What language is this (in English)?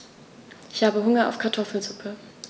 German